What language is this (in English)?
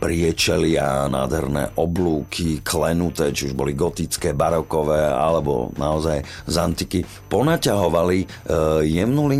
Slovak